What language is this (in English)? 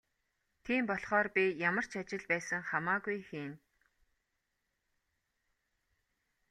Mongolian